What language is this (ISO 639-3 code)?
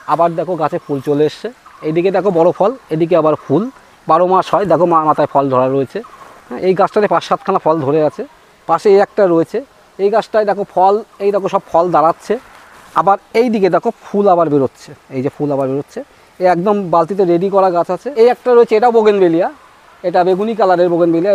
ben